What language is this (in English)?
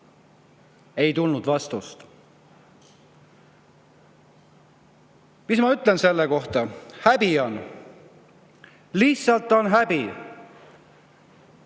Estonian